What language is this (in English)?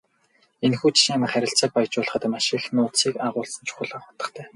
Mongolian